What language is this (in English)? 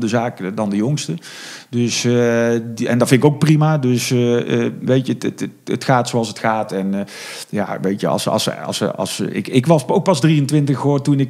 Dutch